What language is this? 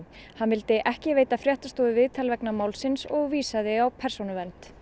Icelandic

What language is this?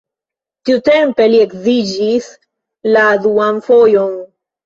Esperanto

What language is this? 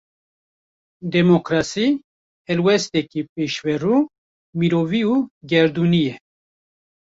Kurdish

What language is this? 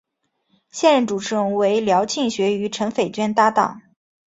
Chinese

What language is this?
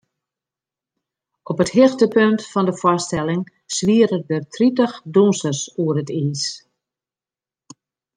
Western Frisian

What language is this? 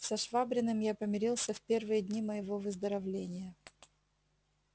Russian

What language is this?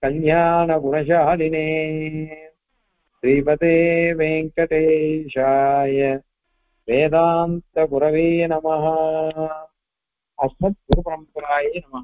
Tamil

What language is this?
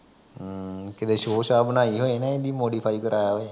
Punjabi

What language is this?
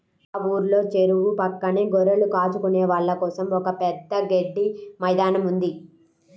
Telugu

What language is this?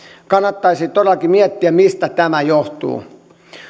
Finnish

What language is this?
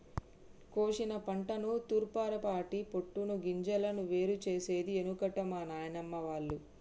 Telugu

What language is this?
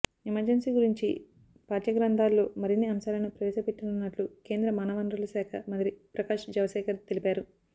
Telugu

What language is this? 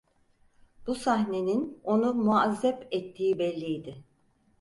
Turkish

